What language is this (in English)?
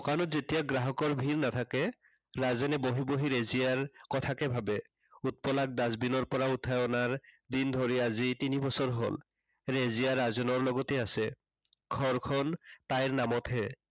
Assamese